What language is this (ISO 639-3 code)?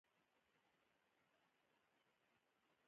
pus